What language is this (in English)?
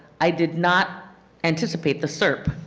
English